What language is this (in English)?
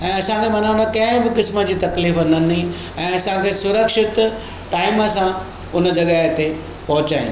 Sindhi